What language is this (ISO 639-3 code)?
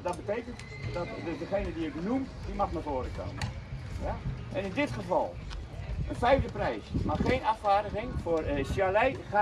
nld